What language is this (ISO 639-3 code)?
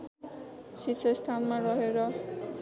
nep